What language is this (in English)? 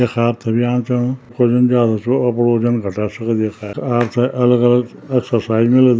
Garhwali